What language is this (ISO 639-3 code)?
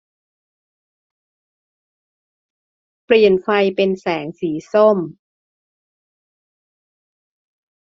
tha